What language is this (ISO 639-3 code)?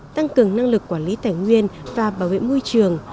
vie